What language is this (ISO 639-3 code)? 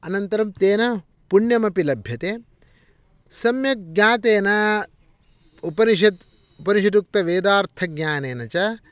san